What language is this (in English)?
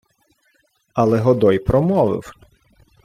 Ukrainian